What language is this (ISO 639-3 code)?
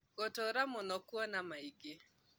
kik